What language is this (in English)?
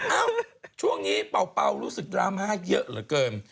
Thai